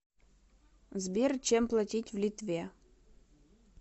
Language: Russian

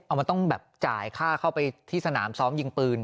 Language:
Thai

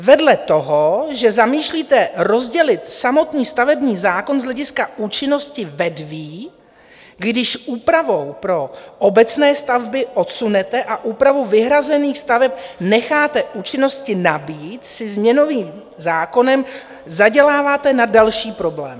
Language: Czech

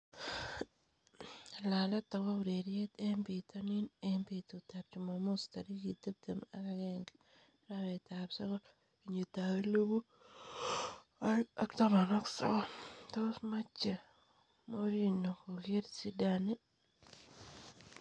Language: Kalenjin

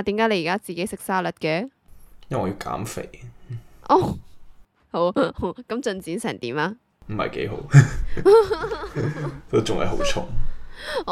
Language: Chinese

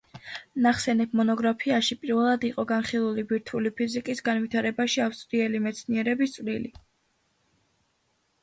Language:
Georgian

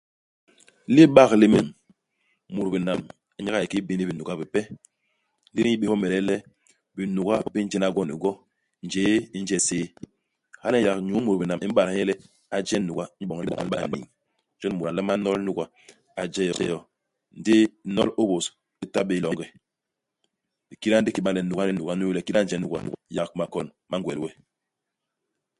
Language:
Basaa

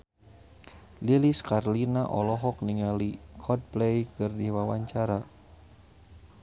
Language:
Sundanese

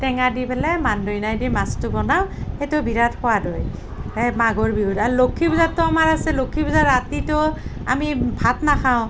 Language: Assamese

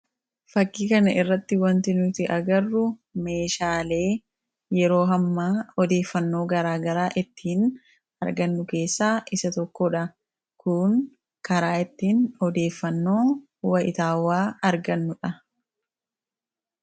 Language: Oromo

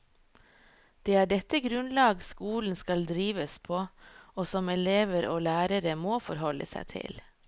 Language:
Norwegian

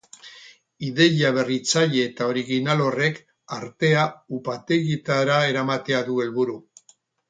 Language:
Basque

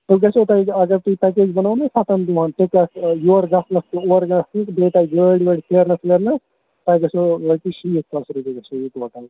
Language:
Kashmiri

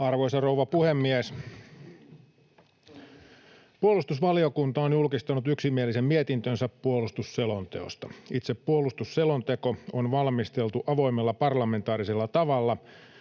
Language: Finnish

